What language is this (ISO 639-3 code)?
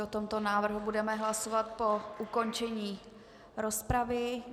ces